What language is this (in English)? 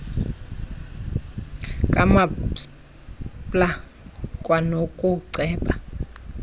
Xhosa